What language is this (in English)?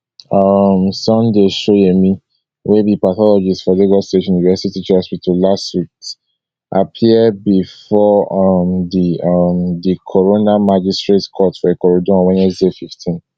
Nigerian Pidgin